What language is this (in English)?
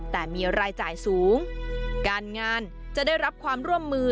Thai